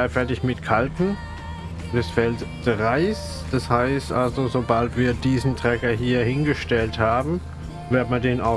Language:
German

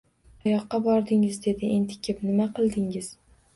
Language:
Uzbek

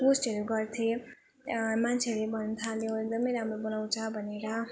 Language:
Nepali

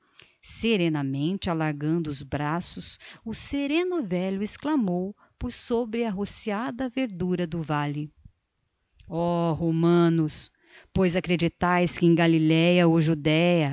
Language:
Portuguese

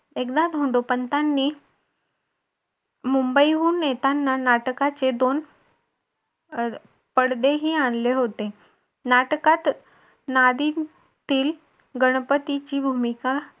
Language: Marathi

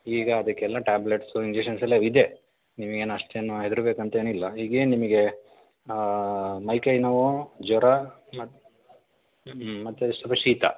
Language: Kannada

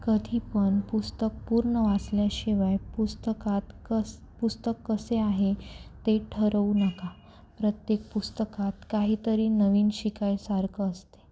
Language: Marathi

